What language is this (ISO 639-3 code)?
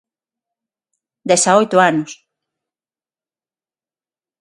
glg